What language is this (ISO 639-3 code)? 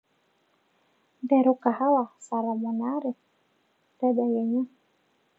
mas